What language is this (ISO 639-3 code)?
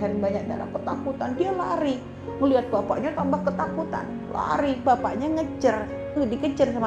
ind